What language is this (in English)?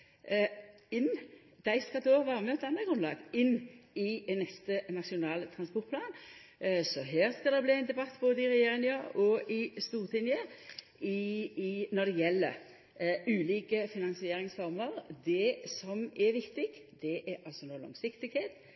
Norwegian Nynorsk